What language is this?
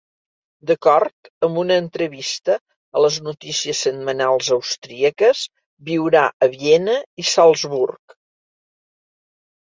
Catalan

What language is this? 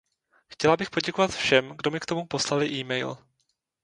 Czech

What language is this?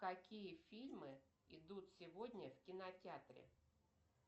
Russian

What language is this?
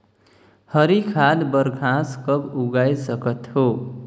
Chhattisgarhi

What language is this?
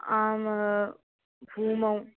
Sanskrit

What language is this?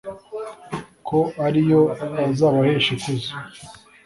Kinyarwanda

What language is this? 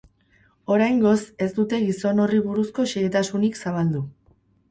Basque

